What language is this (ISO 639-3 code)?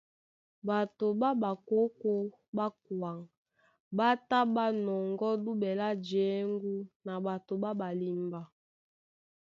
dua